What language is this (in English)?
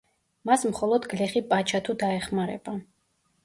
Georgian